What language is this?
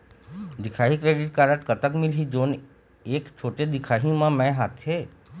Chhattisgarhi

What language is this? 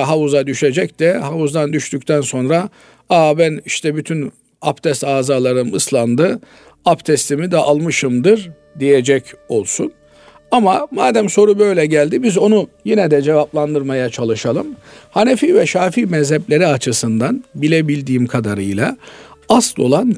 Turkish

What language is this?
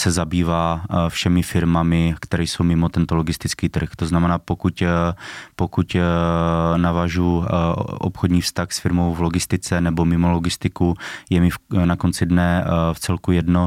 Czech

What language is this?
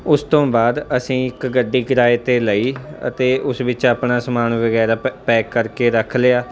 Punjabi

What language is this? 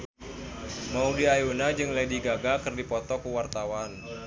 Sundanese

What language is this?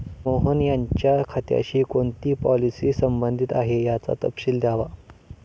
Marathi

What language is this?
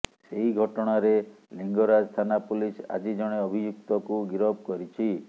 Odia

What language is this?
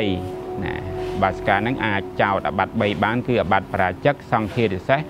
Thai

